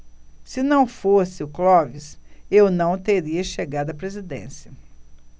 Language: Portuguese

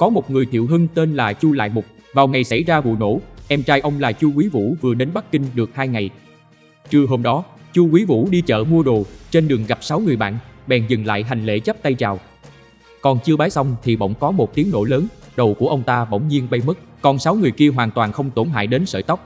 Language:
Vietnamese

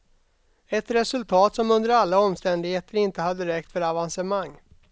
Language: Swedish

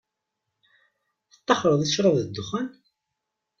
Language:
Kabyle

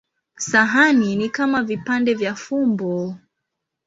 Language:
Swahili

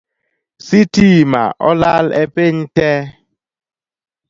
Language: Luo (Kenya and Tanzania)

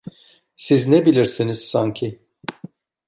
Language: Turkish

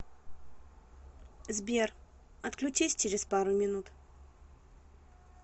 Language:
Russian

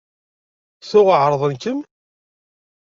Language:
Kabyle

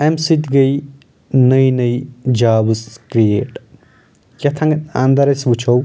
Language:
Kashmiri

